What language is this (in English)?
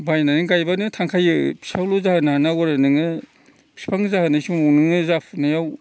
Bodo